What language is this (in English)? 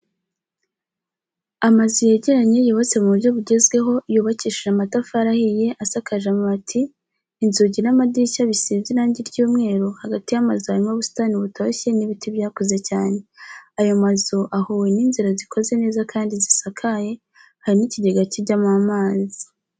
Kinyarwanda